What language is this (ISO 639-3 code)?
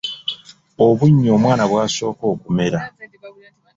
lug